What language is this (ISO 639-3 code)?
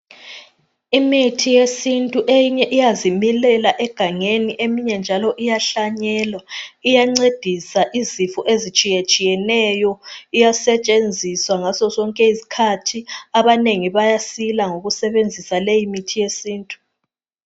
nde